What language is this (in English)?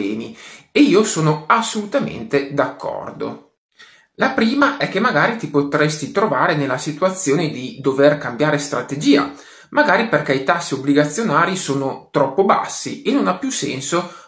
Italian